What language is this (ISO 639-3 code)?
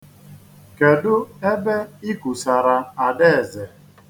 ibo